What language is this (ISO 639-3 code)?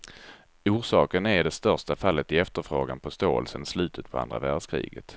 swe